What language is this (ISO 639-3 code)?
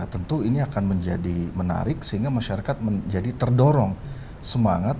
ind